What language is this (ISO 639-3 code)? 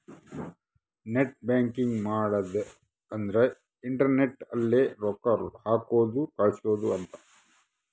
kan